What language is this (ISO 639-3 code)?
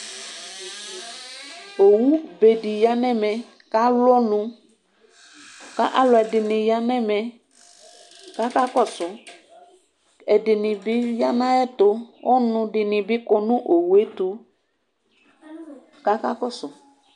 kpo